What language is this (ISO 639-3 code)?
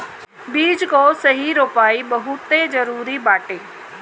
bho